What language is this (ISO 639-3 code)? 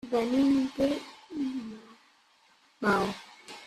cat